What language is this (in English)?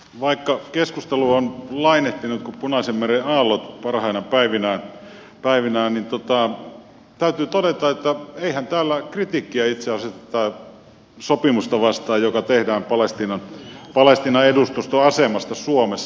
Finnish